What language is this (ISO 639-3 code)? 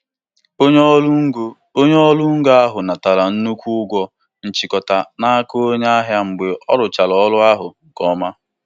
ibo